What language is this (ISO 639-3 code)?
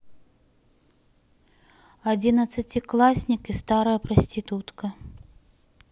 rus